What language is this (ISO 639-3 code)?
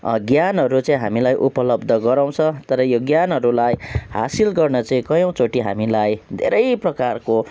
nep